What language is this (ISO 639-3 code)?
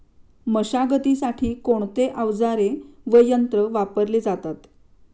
mar